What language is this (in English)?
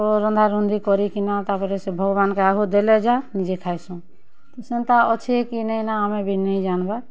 Odia